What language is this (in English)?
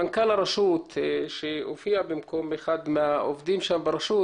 Hebrew